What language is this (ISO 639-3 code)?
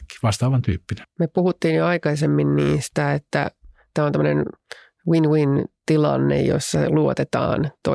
fin